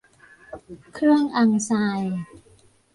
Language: Thai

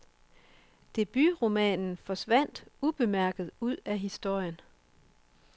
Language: Danish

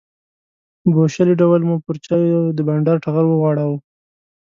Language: Pashto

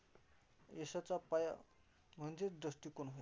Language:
Marathi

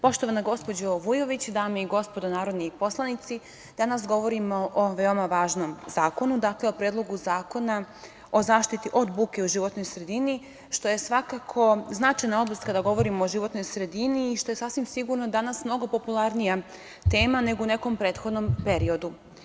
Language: Serbian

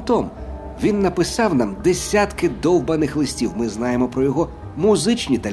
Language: Ukrainian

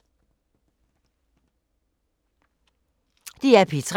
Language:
Danish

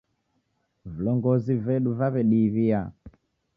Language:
Taita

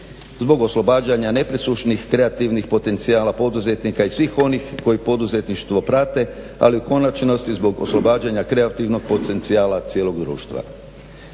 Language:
Croatian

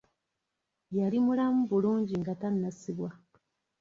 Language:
Ganda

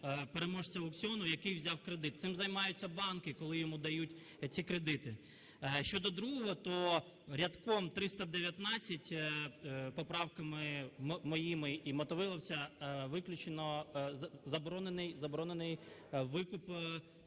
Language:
Ukrainian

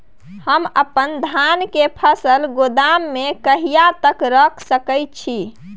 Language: Maithili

